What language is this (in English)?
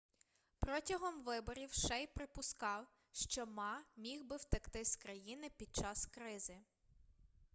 Ukrainian